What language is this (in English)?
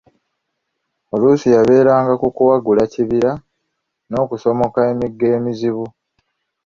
Ganda